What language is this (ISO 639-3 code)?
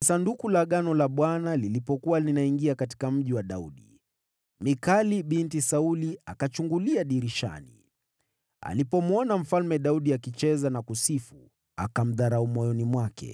swa